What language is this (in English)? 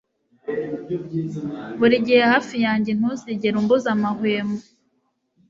Kinyarwanda